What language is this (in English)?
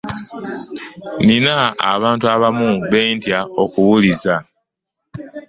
Ganda